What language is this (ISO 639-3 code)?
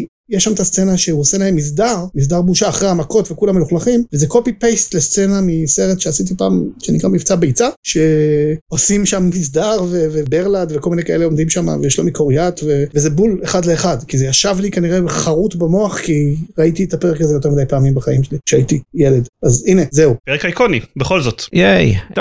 heb